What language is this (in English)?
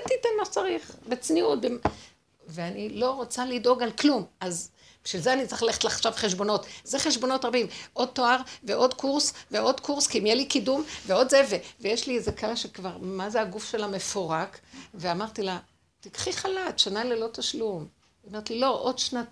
Hebrew